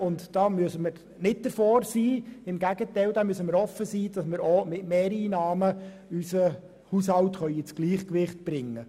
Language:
Swiss German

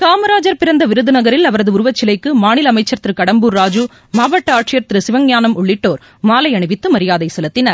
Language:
Tamil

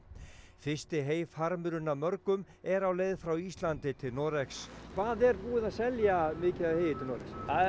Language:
Icelandic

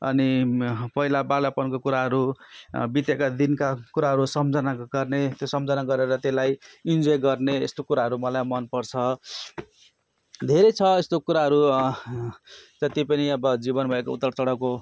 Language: Nepali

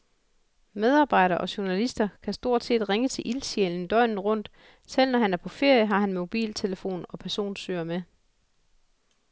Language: Danish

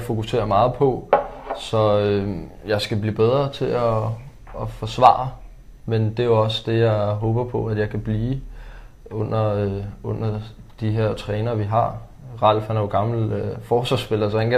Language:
Danish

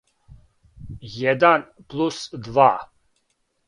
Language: Serbian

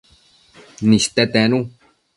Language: Matsés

